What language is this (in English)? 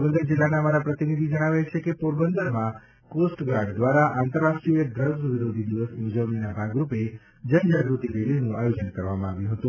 Gujarati